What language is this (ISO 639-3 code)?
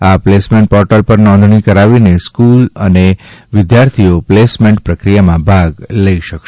guj